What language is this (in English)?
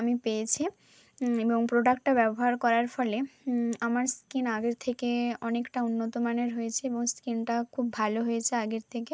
Bangla